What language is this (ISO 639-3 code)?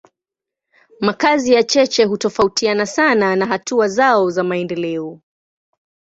swa